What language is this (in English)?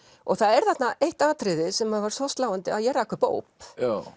Icelandic